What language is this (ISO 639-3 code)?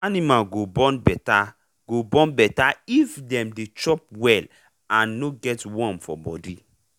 pcm